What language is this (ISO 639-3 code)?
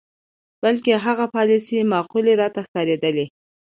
pus